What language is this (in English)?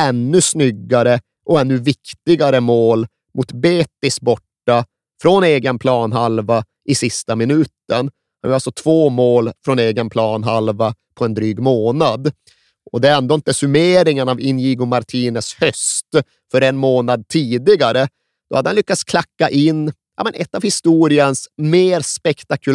Swedish